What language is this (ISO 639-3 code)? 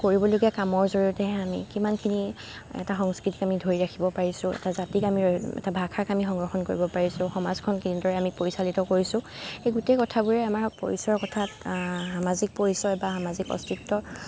asm